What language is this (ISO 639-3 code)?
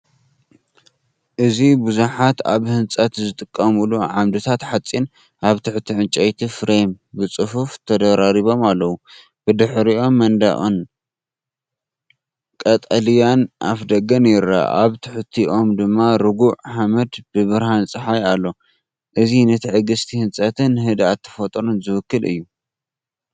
tir